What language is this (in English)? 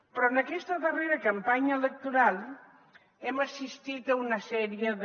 Catalan